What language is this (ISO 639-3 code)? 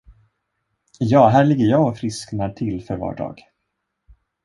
swe